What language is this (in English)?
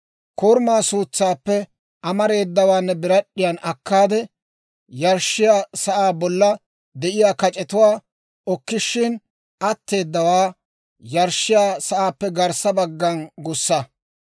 Dawro